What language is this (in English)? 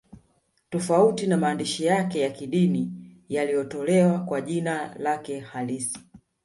Swahili